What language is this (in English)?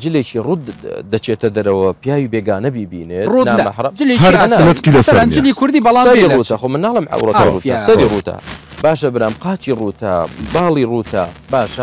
Arabic